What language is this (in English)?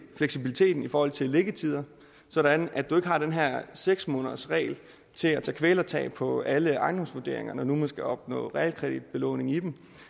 Danish